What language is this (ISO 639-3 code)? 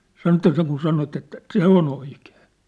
fin